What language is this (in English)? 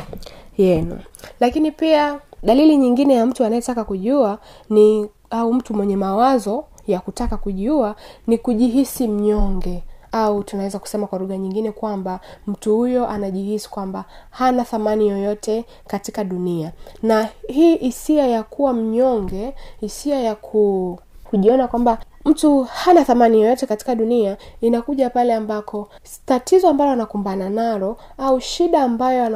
Swahili